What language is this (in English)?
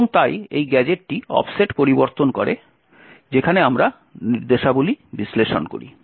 Bangla